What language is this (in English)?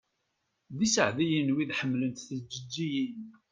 Kabyle